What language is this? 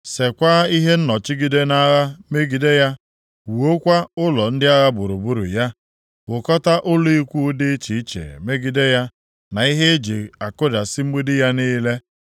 Igbo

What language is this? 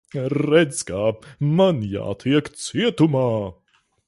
Latvian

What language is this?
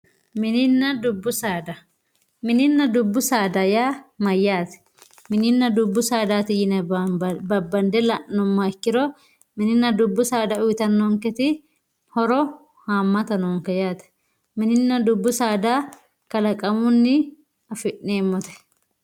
Sidamo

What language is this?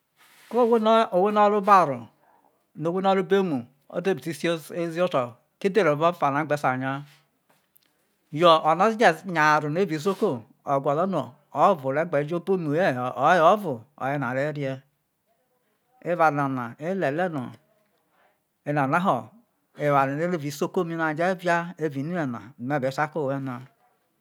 Isoko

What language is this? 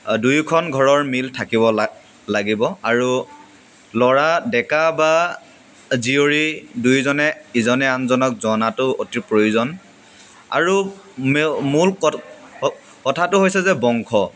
Assamese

